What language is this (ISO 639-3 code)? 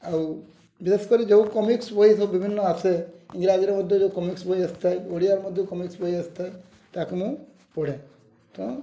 ori